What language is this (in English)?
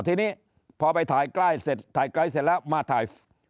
Thai